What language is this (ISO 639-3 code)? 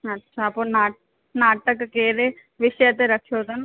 snd